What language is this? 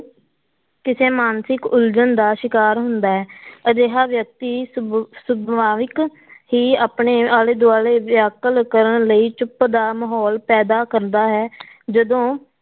Punjabi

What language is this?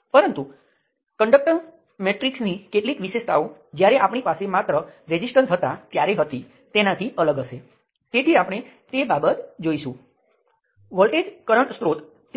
Gujarati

